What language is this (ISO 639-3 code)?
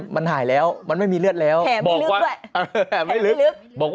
tha